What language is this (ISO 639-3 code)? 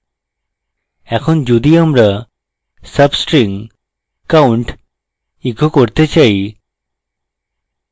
ben